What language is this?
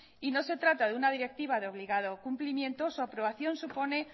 Spanish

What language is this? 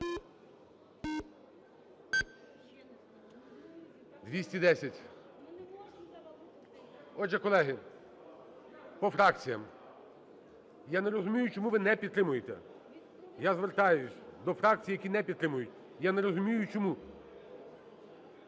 Ukrainian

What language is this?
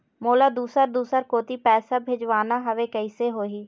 Chhattisgarhi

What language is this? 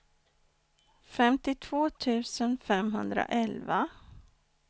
Swedish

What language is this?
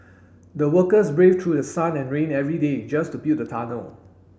English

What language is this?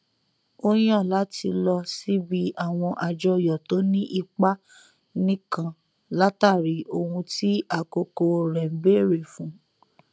Yoruba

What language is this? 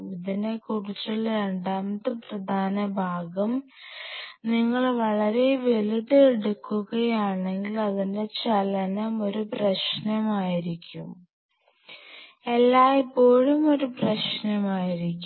Malayalam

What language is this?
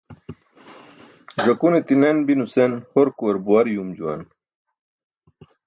Burushaski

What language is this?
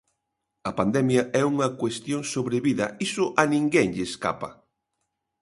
Galician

